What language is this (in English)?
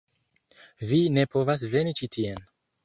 Esperanto